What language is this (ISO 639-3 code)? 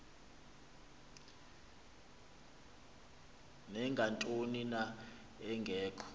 xho